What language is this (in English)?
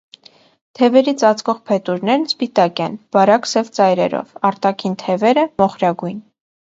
Armenian